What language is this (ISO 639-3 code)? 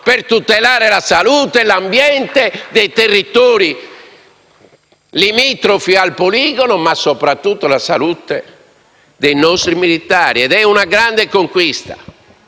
ita